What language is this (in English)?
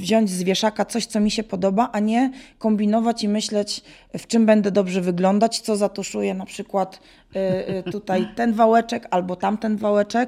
Polish